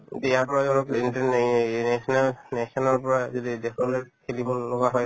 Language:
Assamese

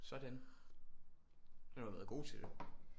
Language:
Danish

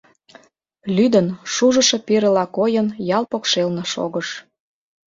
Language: Mari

